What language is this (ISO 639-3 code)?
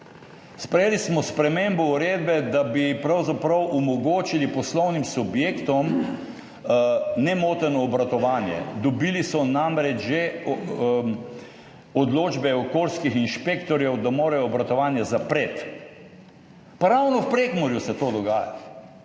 slv